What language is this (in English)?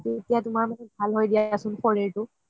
Assamese